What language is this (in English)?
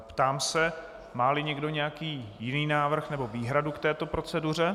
Czech